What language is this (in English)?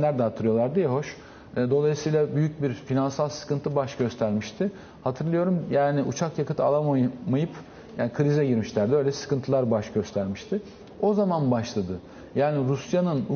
Turkish